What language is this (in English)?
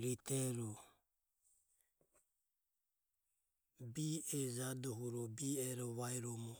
Ömie